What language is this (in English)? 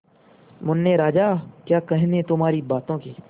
Hindi